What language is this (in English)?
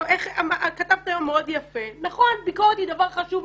Hebrew